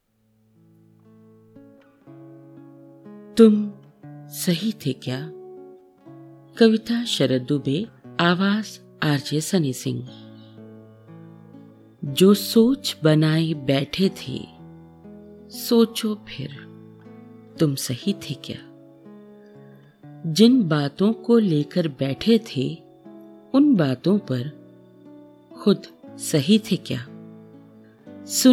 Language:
Hindi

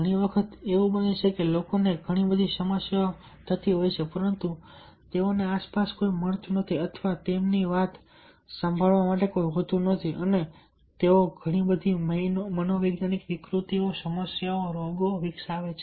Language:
Gujarati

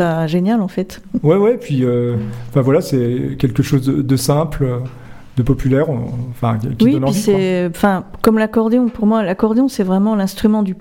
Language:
French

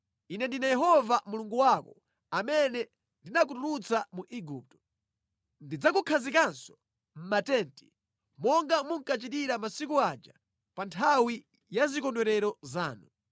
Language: Nyanja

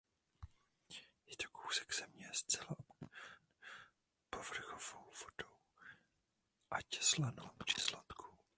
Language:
Czech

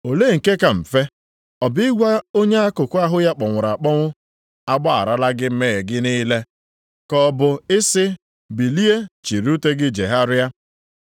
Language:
Igbo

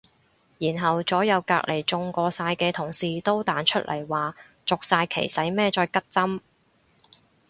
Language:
Cantonese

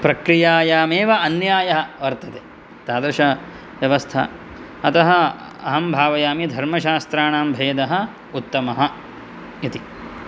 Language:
Sanskrit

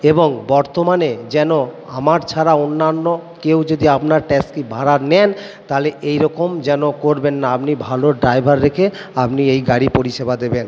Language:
Bangla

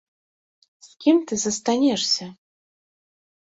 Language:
Belarusian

